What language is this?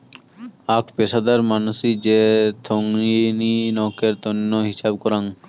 Bangla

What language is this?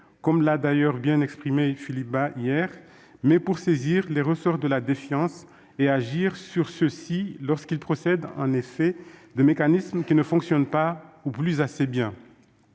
French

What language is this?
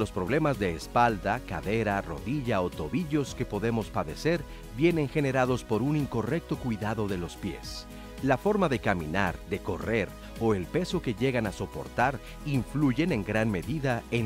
Spanish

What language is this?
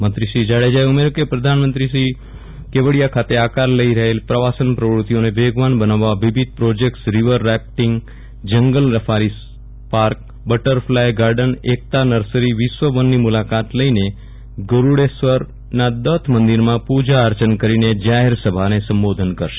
Gujarati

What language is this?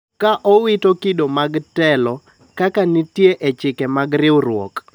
Luo (Kenya and Tanzania)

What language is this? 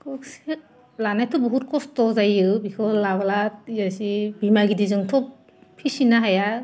Bodo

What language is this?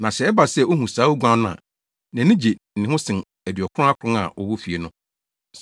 Akan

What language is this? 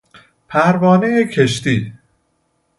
Persian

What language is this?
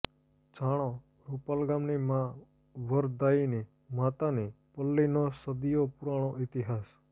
Gujarati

